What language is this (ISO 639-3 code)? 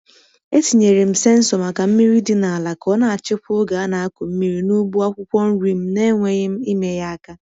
ibo